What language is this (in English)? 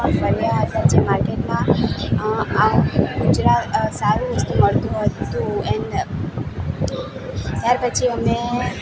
Gujarati